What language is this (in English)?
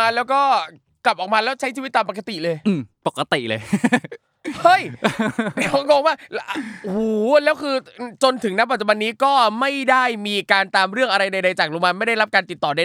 Thai